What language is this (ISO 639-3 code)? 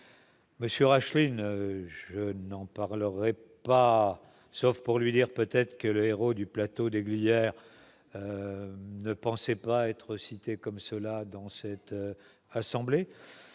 fra